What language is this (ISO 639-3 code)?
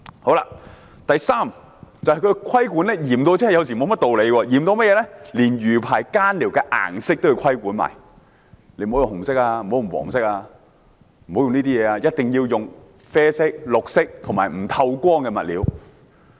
yue